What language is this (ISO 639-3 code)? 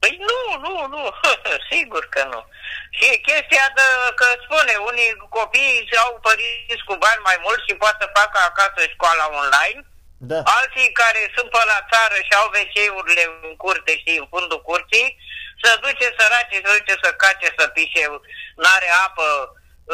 ron